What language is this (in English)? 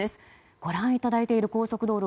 Japanese